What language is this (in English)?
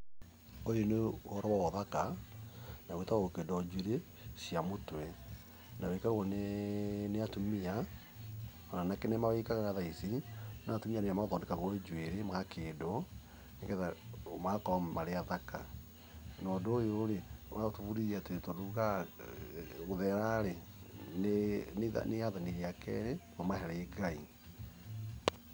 Kikuyu